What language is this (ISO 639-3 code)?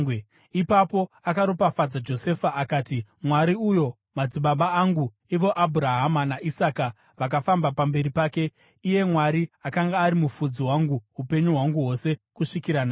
sna